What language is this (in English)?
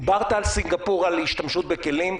Hebrew